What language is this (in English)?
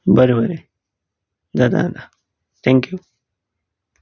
Konkani